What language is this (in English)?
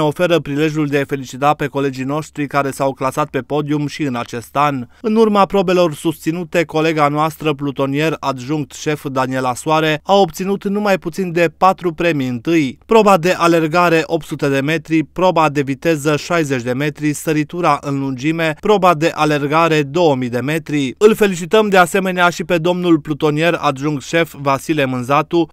Romanian